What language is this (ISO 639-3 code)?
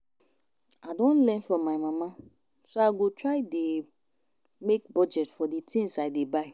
pcm